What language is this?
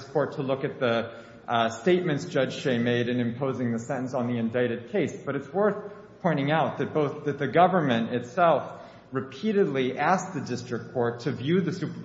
English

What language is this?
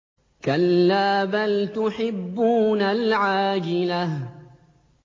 Arabic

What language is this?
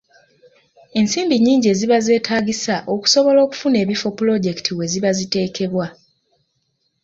Ganda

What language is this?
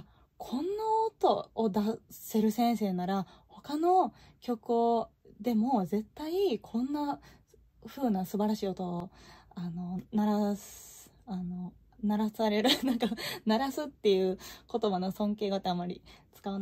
Japanese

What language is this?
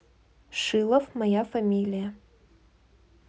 Russian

